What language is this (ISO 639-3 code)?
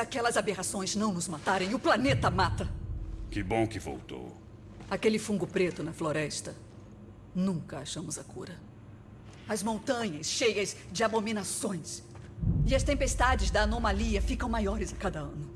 por